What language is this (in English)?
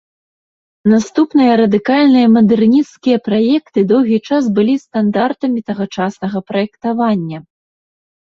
Belarusian